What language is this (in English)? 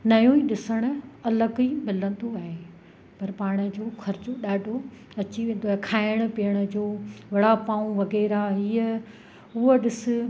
Sindhi